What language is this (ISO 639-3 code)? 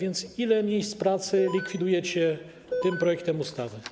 pol